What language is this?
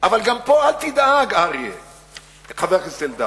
Hebrew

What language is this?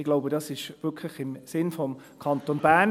Swiss German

